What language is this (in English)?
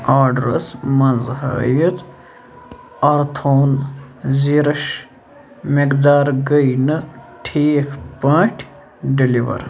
Kashmiri